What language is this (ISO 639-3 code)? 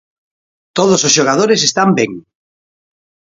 glg